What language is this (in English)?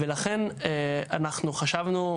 Hebrew